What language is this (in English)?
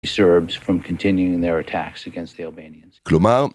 Hebrew